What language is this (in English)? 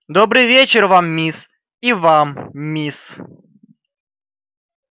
Russian